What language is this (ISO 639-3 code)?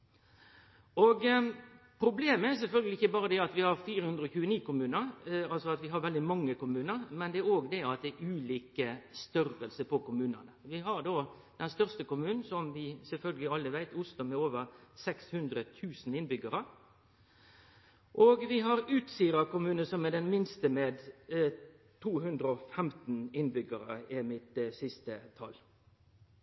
nno